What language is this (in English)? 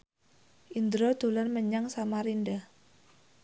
Javanese